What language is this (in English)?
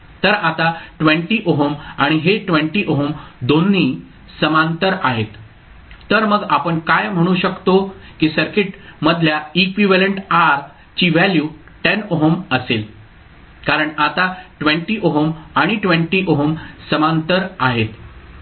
Marathi